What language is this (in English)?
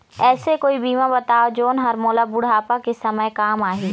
Chhattisgarhi